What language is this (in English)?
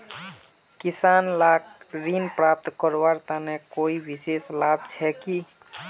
Magahi